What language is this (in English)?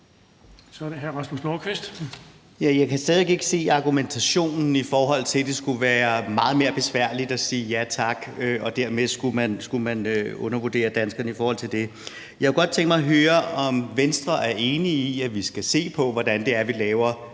Danish